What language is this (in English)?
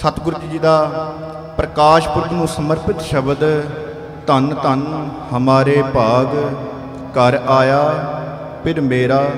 Hindi